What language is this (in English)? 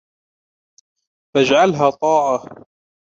Arabic